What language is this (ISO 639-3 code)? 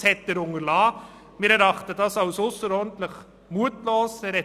gsw